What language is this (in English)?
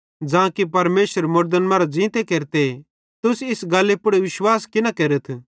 Bhadrawahi